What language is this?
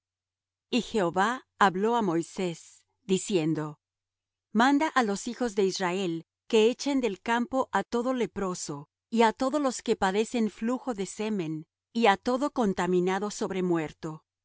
Spanish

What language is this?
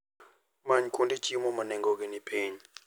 Luo (Kenya and Tanzania)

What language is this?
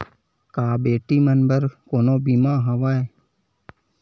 Chhattisgarhi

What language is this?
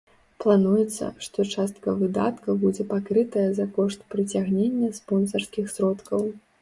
Belarusian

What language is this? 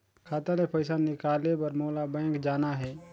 Chhattisgarhi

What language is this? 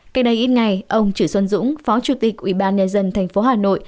Vietnamese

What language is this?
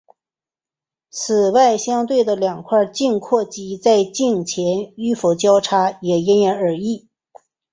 Chinese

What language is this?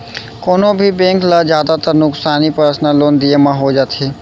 Chhattisgarhi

